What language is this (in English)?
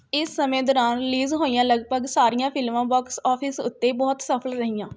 Punjabi